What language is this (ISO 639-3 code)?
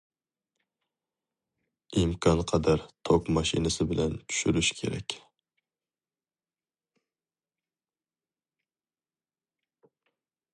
uig